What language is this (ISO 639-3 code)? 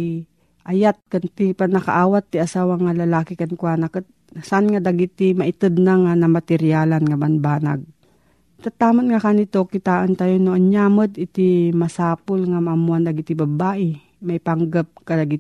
fil